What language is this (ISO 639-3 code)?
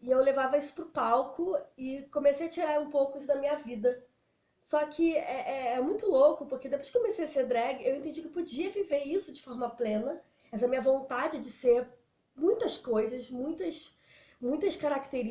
por